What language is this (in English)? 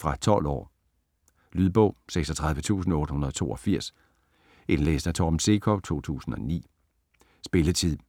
Danish